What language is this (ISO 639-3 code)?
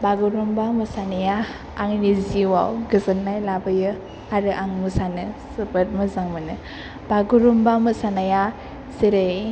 brx